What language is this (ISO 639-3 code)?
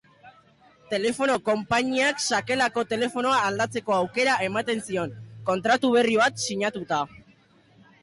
eus